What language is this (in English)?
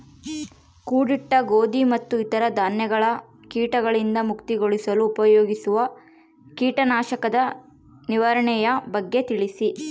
Kannada